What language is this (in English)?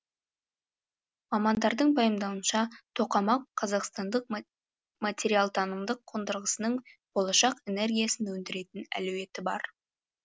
Kazakh